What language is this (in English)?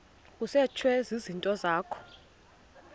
Xhosa